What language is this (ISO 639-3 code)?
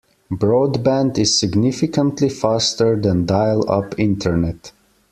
eng